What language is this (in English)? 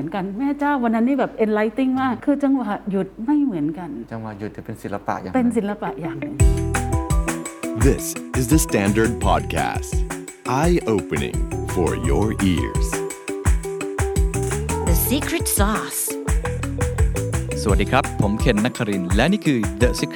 Thai